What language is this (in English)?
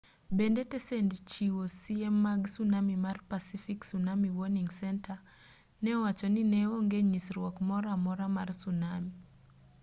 Luo (Kenya and Tanzania)